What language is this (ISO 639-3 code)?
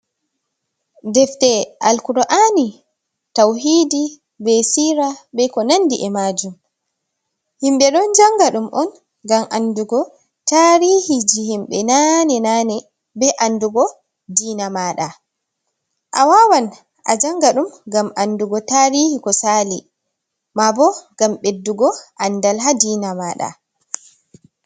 ful